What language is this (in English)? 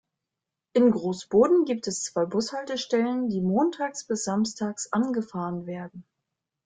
German